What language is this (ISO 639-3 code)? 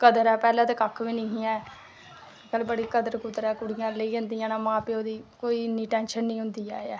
doi